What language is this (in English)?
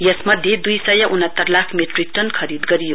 Nepali